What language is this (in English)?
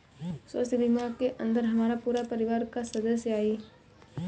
Bhojpuri